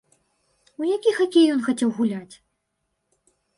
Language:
Belarusian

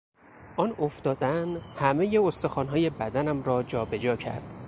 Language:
Persian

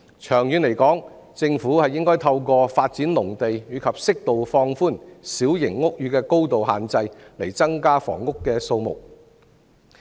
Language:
Cantonese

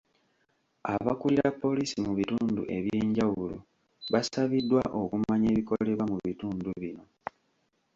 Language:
Ganda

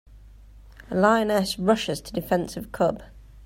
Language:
English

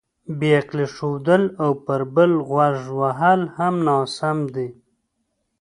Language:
Pashto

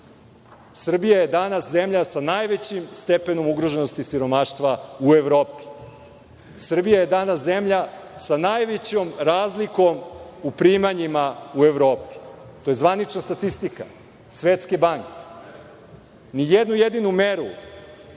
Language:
Serbian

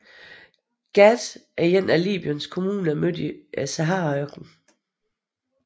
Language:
Danish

